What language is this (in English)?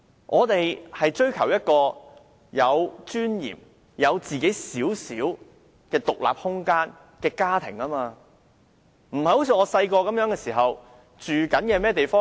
Cantonese